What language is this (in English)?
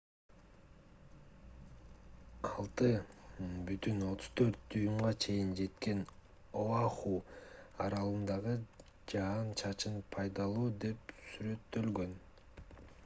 Kyrgyz